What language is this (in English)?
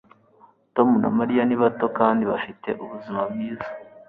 Kinyarwanda